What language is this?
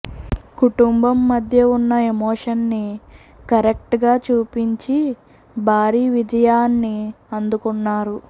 Telugu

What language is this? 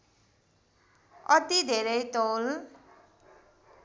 Nepali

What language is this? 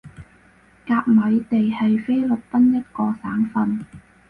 Cantonese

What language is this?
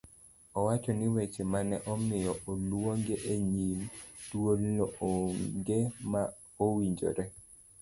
Luo (Kenya and Tanzania)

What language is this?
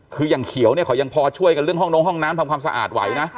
Thai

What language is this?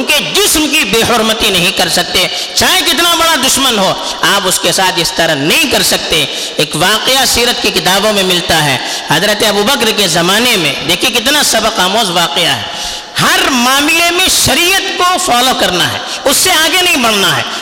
Urdu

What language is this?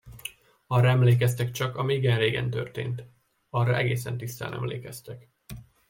Hungarian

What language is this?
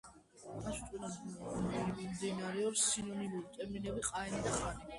Georgian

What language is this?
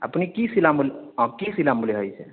Assamese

